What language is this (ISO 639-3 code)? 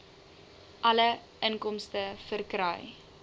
afr